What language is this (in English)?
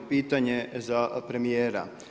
Croatian